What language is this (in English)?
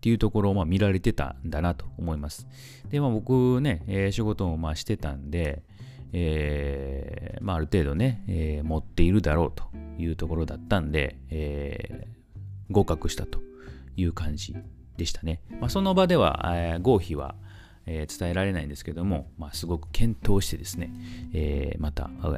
Japanese